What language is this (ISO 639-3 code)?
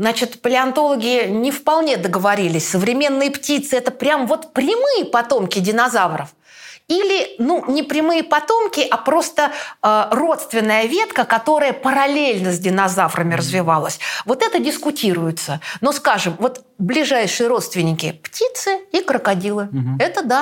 rus